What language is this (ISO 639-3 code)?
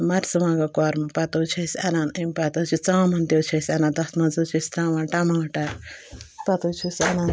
kas